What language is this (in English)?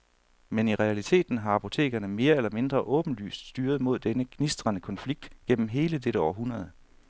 Danish